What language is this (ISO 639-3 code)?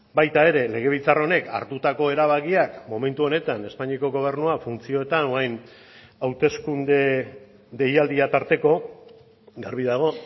eus